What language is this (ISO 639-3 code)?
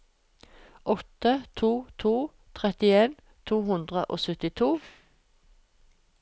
nor